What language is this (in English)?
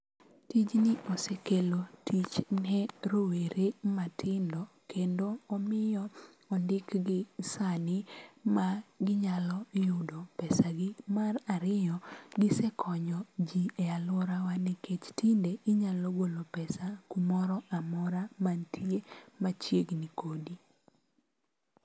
Luo (Kenya and Tanzania)